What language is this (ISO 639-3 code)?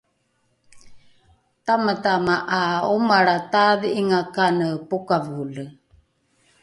dru